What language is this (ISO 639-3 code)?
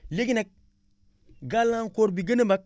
wol